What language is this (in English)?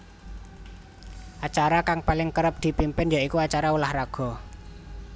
Javanese